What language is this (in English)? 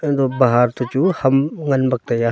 Wancho Naga